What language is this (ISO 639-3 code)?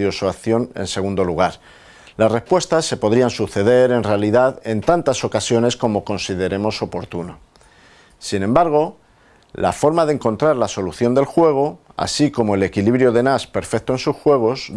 spa